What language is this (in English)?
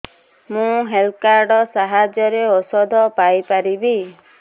Odia